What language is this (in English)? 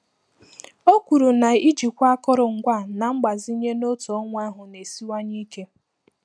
Igbo